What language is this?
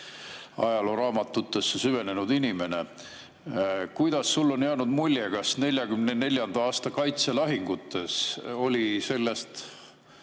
Estonian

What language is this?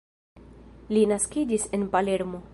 Esperanto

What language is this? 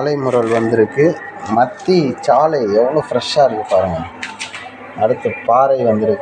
Tamil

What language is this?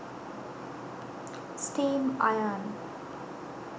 Sinhala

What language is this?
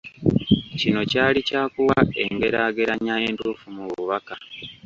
Ganda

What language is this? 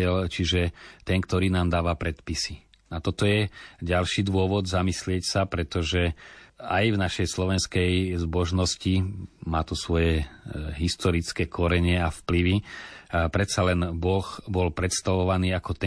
Slovak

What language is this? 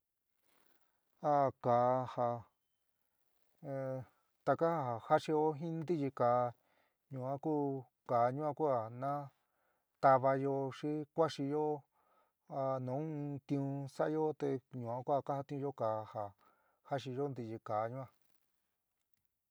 San Miguel El Grande Mixtec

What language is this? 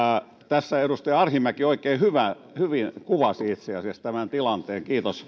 Finnish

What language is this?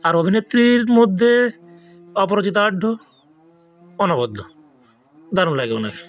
Bangla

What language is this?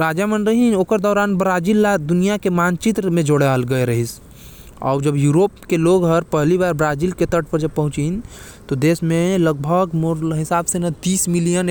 Korwa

